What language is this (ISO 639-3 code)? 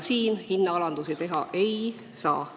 est